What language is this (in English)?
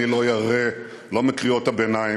Hebrew